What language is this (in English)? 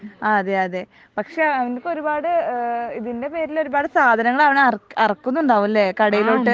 Malayalam